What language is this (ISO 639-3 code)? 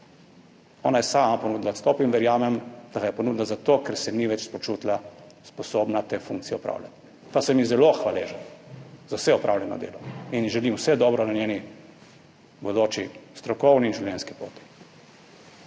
slv